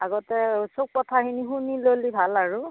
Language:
Assamese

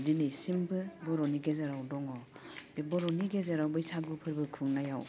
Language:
Bodo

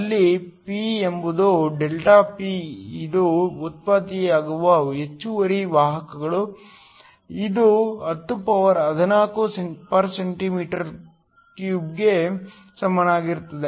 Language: Kannada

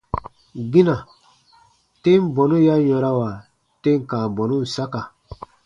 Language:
Baatonum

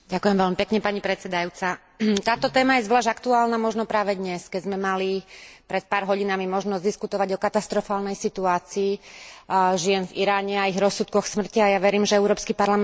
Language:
Slovak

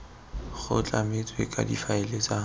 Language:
Tswana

